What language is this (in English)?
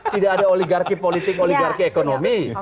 Indonesian